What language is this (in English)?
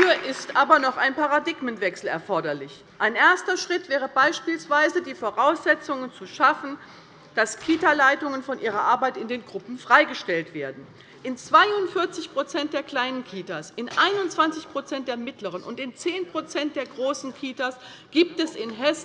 German